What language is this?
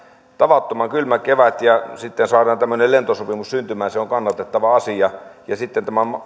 Finnish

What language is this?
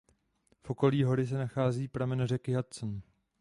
Czech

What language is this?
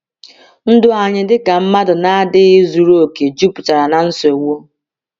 Igbo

